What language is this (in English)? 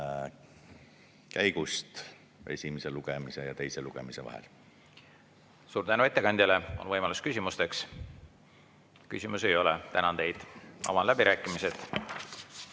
Estonian